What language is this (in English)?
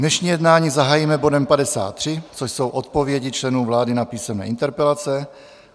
Czech